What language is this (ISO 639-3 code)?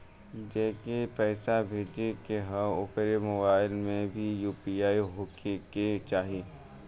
bho